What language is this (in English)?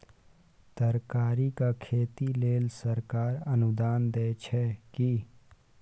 Maithili